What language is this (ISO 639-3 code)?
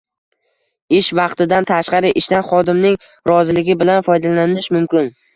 uzb